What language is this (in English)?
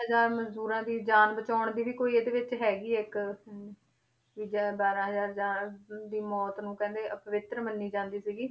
Punjabi